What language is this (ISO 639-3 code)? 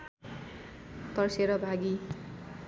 nep